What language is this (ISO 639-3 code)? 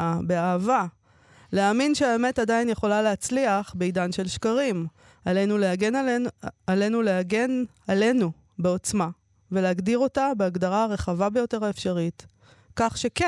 heb